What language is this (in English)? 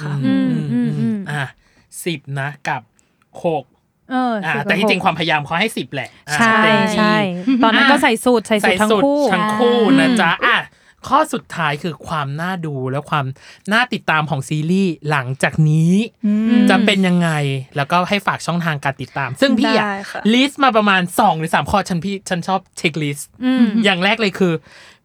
Thai